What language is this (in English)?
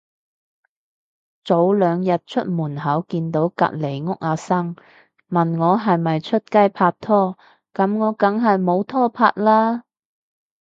Cantonese